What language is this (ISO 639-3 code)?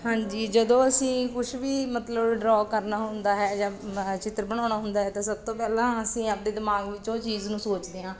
pan